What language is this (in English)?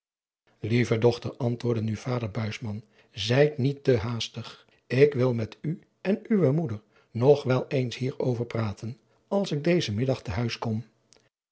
Dutch